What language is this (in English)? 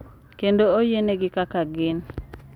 Luo (Kenya and Tanzania)